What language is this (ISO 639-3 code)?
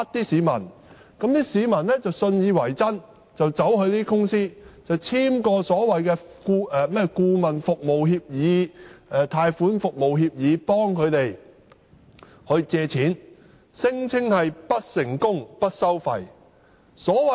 yue